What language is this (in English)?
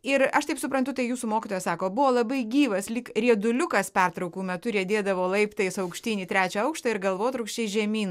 Lithuanian